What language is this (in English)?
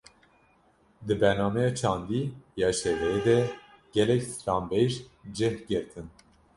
Kurdish